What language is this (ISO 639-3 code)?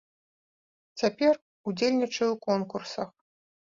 bel